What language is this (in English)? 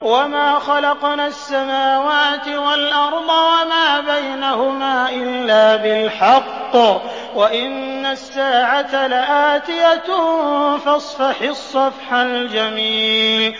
Arabic